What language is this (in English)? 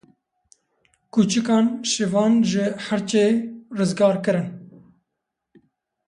Kurdish